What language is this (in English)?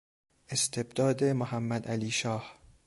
Persian